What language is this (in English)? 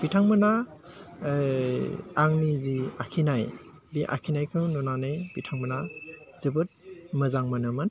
Bodo